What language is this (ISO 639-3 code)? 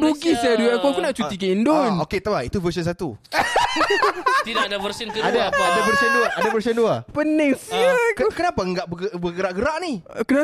msa